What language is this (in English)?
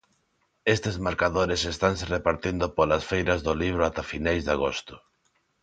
Galician